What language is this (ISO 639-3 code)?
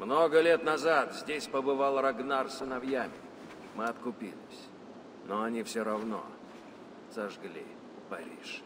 rus